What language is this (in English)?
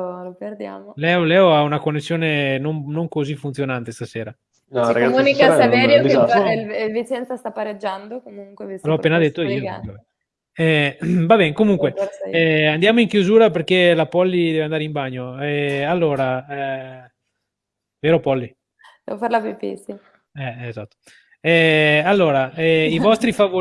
Italian